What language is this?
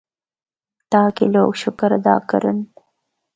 Northern Hindko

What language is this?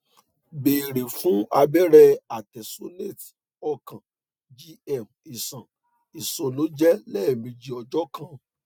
Yoruba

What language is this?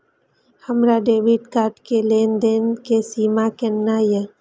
Maithili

